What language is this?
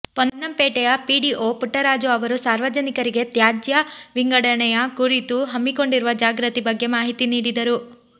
Kannada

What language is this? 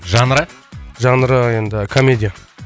Kazakh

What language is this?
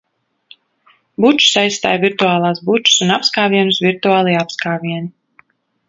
Latvian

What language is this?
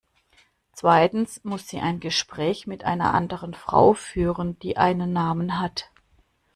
German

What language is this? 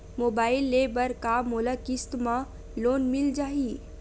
Chhattisgarhi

